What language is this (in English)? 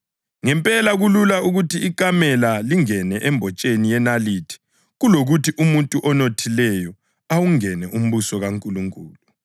North Ndebele